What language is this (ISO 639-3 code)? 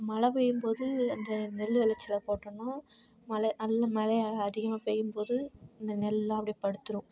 tam